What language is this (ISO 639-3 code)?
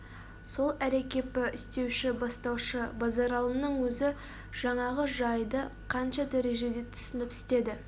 kaz